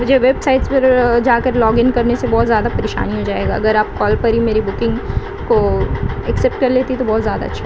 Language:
Urdu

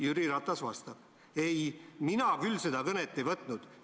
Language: Estonian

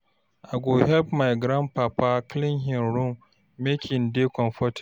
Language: Nigerian Pidgin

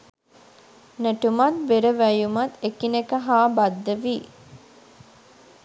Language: Sinhala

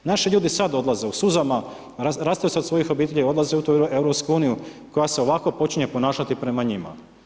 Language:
Croatian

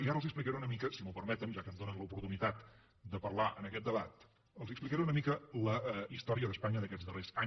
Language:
Catalan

